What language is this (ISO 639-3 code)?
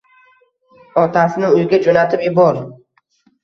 uzb